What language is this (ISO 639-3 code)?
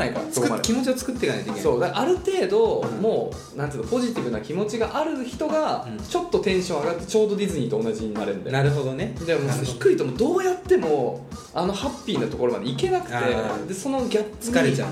jpn